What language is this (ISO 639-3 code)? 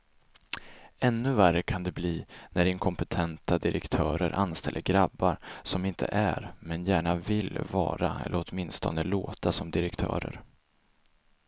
swe